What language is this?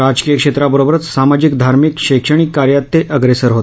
Marathi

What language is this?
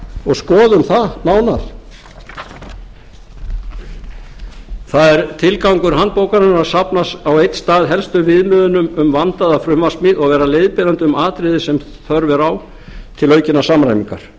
Icelandic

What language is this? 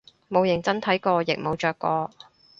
Cantonese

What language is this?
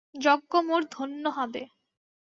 Bangla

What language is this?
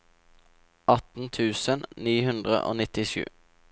Norwegian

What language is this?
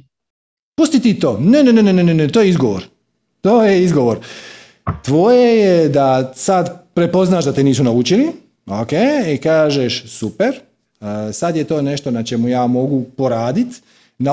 Croatian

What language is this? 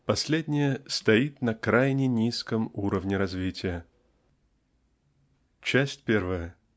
Russian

